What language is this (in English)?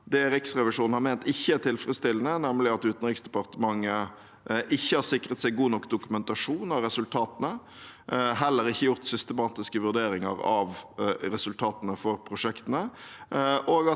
Norwegian